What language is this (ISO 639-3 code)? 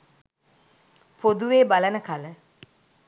sin